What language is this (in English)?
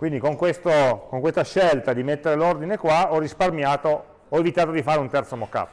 Italian